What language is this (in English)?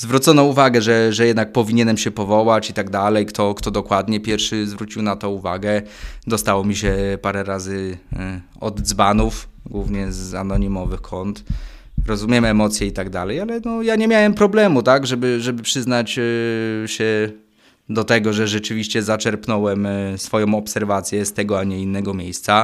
Polish